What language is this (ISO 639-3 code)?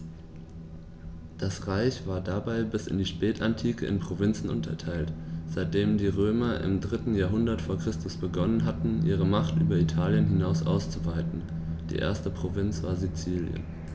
deu